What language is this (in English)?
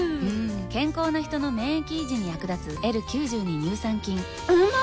Japanese